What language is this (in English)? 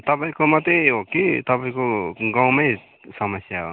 Nepali